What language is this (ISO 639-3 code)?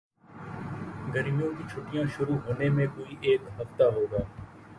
urd